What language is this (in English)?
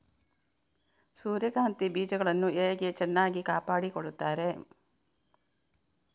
Kannada